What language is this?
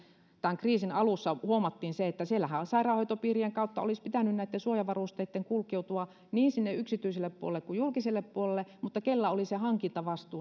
Finnish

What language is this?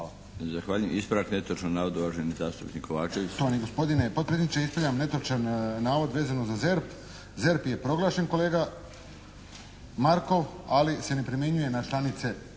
Croatian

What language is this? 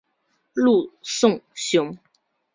Chinese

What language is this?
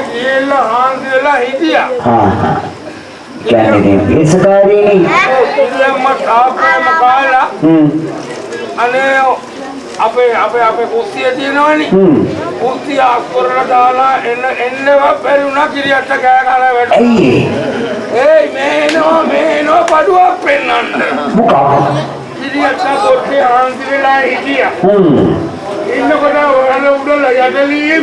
Sinhala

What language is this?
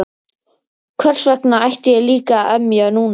Icelandic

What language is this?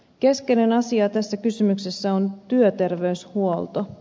Finnish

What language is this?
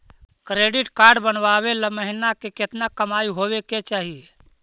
Magahi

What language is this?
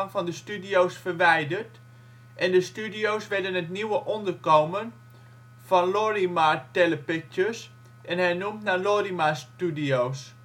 Dutch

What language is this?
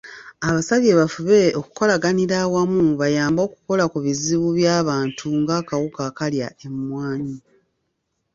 Ganda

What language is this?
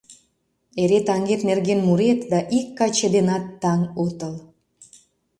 Mari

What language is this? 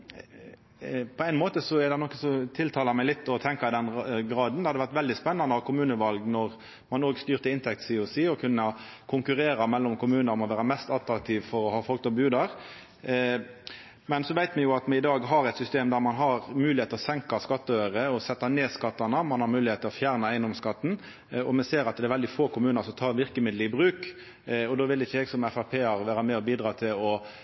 Norwegian Nynorsk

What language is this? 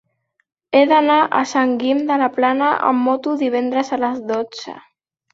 Catalan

